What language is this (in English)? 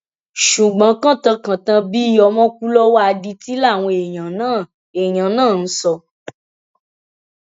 Yoruba